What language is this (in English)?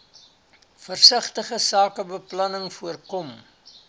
Afrikaans